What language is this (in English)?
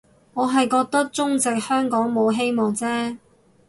Cantonese